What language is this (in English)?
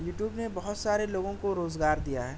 Urdu